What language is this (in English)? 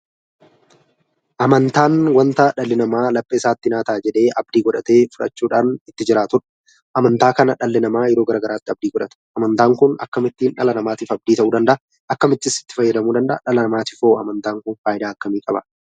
Oromo